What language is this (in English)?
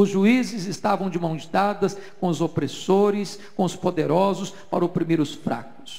Portuguese